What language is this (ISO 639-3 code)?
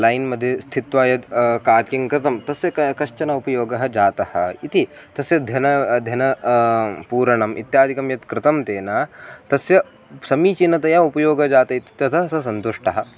san